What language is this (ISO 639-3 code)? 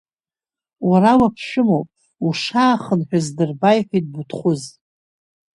abk